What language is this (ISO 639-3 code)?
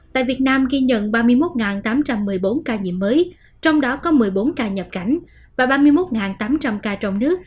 vie